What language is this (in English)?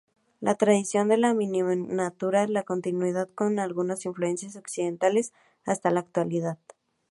Spanish